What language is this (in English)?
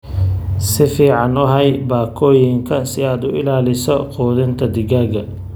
Somali